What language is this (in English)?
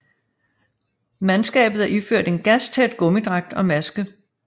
Danish